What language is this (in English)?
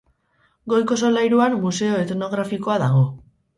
Basque